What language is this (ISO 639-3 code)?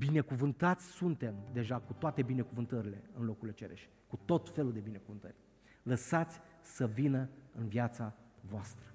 ron